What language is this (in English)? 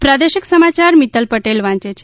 Gujarati